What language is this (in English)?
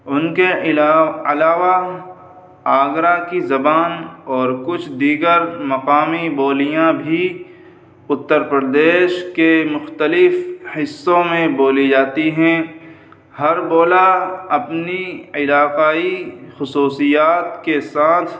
Urdu